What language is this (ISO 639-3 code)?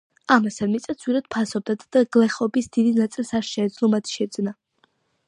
kat